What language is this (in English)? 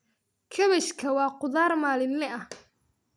Somali